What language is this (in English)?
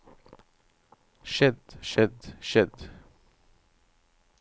Norwegian